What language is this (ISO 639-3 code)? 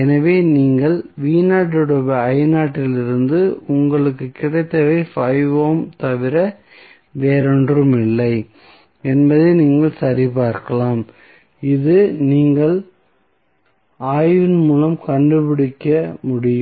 tam